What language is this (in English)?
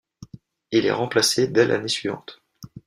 French